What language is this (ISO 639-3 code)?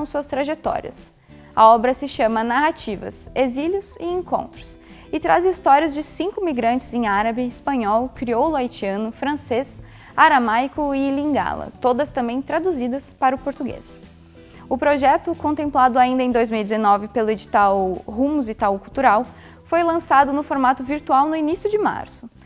por